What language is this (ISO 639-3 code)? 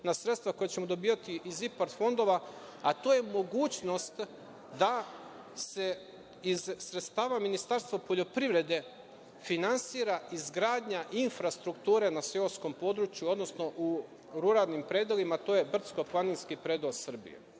srp